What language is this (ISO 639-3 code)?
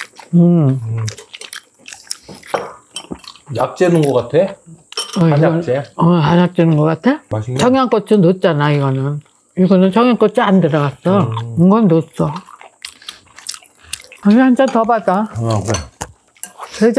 kor